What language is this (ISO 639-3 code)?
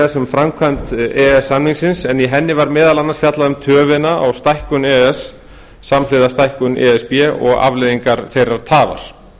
isl